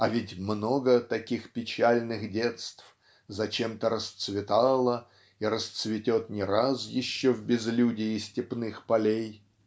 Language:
Russian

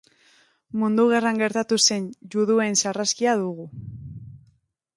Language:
Basque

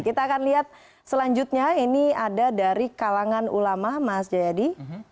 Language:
Indonesian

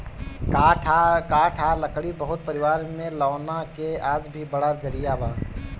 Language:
Bhojpuri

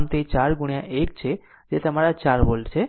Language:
Gujarati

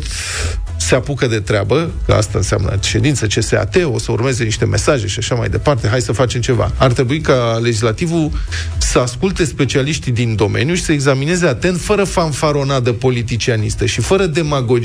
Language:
Romanian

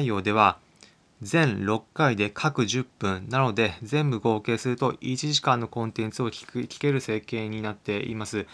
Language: Japanese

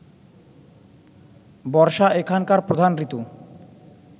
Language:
Bangla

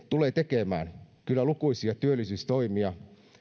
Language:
Finnish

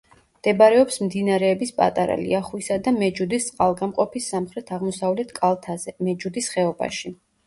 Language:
Georgian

